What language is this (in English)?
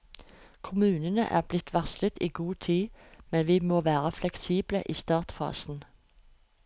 Norwegian